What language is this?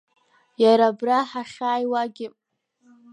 Abkhazian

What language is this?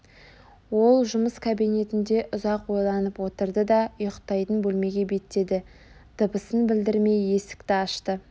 Kazakh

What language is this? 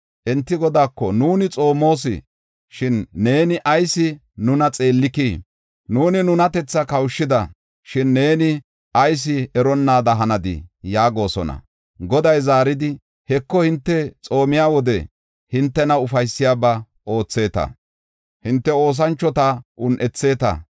Gofa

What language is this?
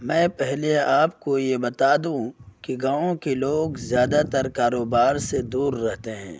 Urdu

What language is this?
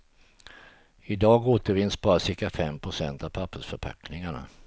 Swedish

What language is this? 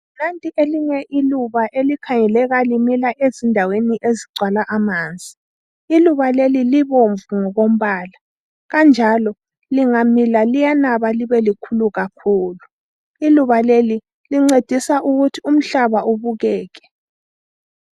North Ndebele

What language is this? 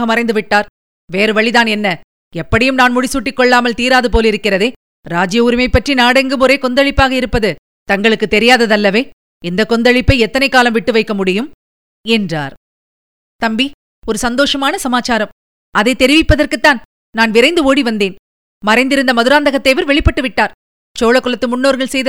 Tamil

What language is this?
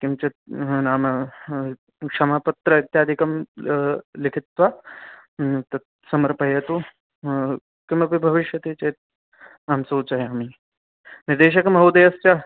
Sanskrit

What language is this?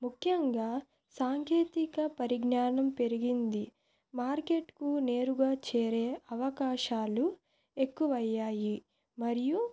Telugu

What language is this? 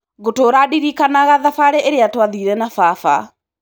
Kikuyu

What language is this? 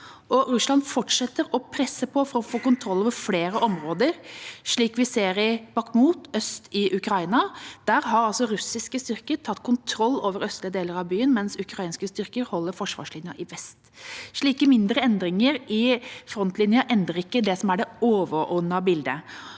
Norwegian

